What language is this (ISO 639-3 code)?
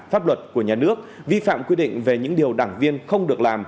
vie